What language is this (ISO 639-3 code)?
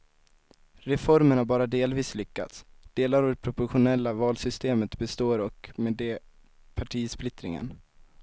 swe